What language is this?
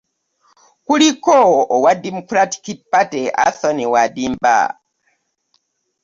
Ganda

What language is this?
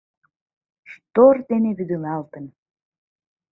Mari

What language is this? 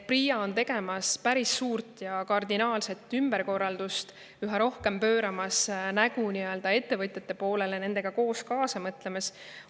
Estonian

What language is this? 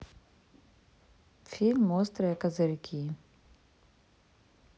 Russian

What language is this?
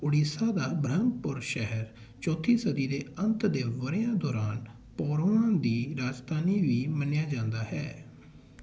Punjabi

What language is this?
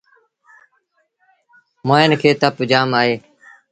Sindhi Bhil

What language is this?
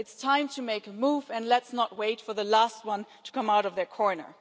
English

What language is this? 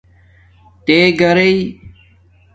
Domaaki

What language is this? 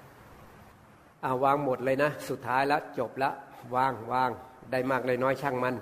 Thai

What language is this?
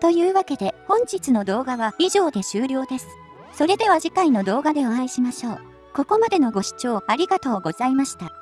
Japanese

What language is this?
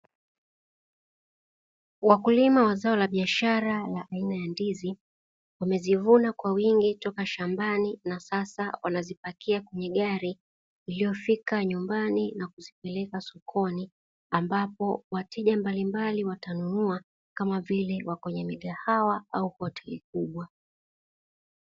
Swahili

